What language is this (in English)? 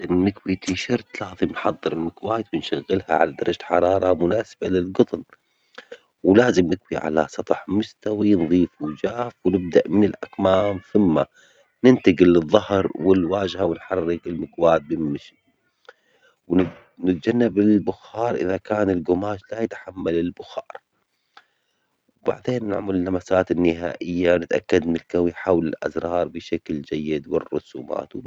Omani Arabic